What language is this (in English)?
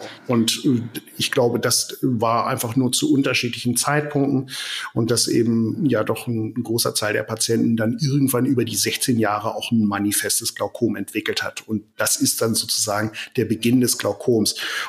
German